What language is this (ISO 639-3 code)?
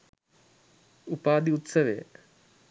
sin